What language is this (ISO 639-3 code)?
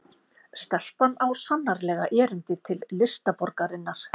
isl